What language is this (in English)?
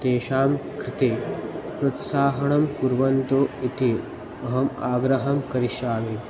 Sanskrit